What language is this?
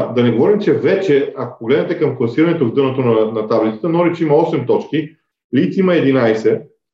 Bulgarian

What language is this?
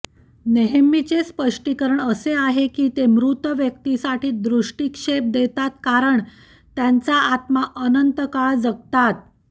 Marathi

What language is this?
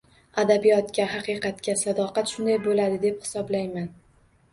Uzbek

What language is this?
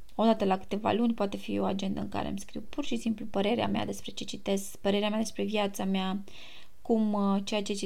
Romanian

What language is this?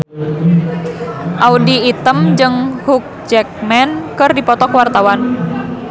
Sundanese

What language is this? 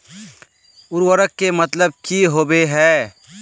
Magahi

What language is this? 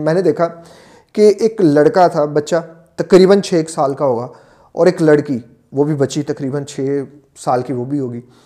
Urdu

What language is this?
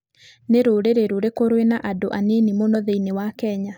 Kikuyu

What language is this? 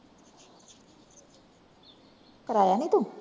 Punjabi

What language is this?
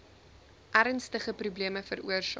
Afrikaans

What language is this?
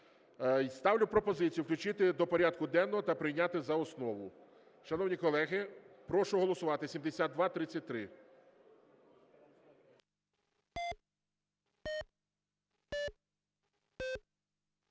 Ukrainian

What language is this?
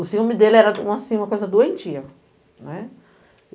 Portuguese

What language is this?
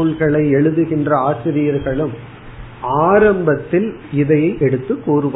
Tamil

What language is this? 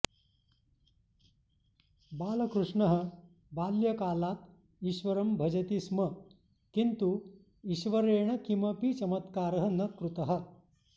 Sanskrit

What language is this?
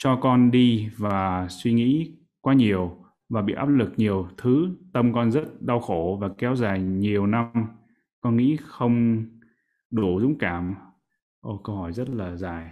Vietnamese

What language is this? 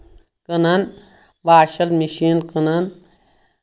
Kashmiri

